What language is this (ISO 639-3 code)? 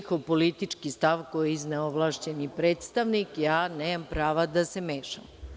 srp